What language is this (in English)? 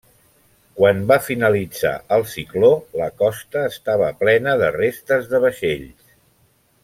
Catalan